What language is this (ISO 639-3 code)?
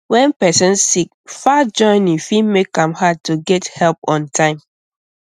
pcm